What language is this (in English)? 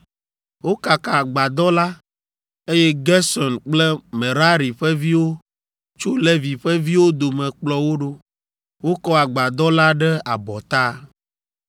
Ewe